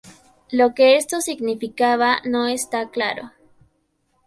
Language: Spanish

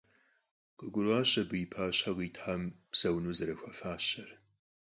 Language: Kabardian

